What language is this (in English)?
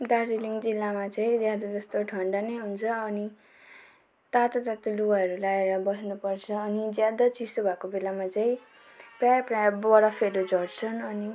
Nepali